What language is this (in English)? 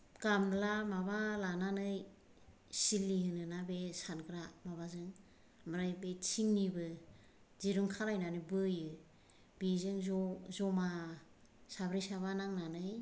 Bodo